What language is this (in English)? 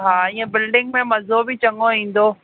Sindhi